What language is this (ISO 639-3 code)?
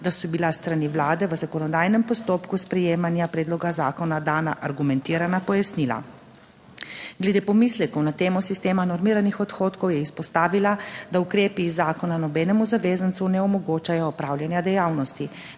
slv